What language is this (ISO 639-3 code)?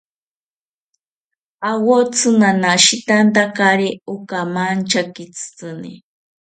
cpy